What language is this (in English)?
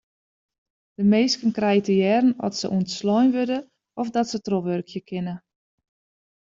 Western Frisian